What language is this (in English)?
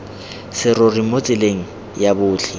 Tswana